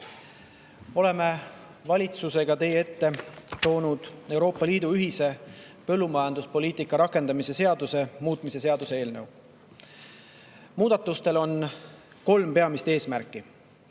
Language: Estonian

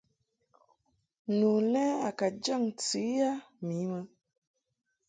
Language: Mungaka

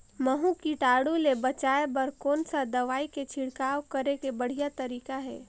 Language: Chhattisgarhi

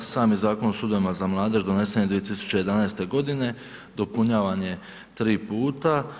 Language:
Croatian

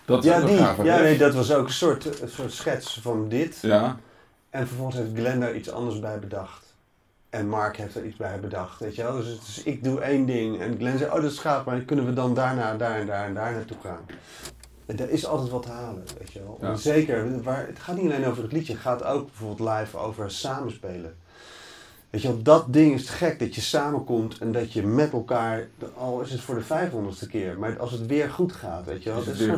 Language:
Dutch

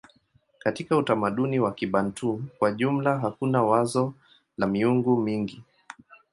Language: Swahili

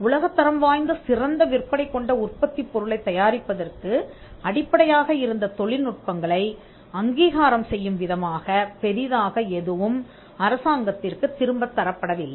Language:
Tamil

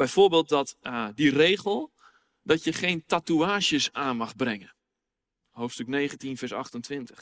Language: Dutch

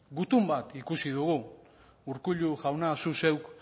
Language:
Basque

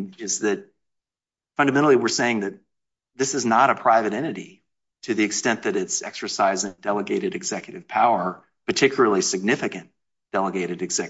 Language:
English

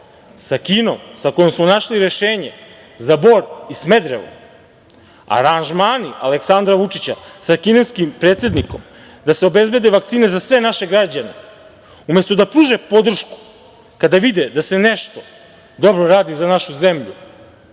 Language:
Serbian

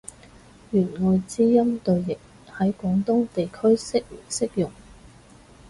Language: Cantonese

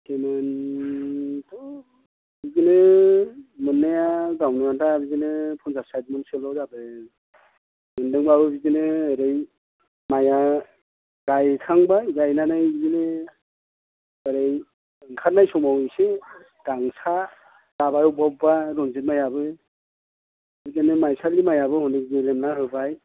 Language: Bodo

